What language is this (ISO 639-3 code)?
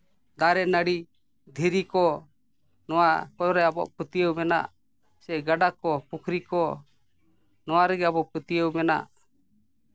sat